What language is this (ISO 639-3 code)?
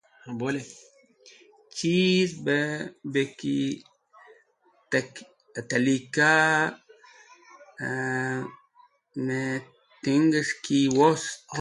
wbl